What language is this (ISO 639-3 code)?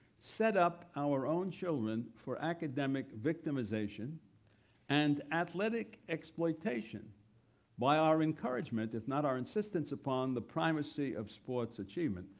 eng